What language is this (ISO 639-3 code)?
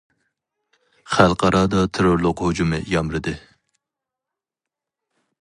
uig